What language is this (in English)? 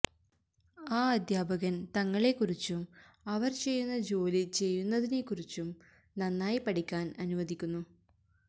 Malayalam